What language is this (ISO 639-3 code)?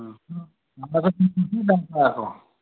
nep